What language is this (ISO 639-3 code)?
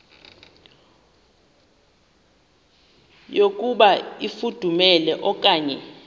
xho